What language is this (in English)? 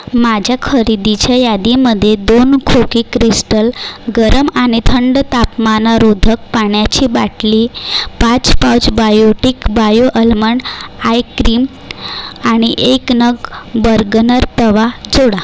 Marathi